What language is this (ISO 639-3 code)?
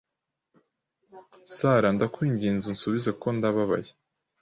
kin